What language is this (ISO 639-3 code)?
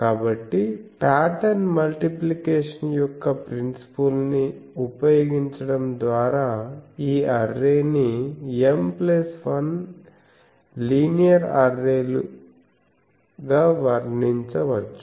tel